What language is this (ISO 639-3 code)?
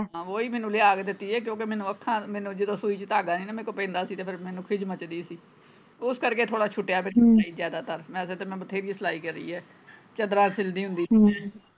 pan